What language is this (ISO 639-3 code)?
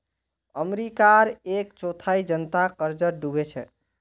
mag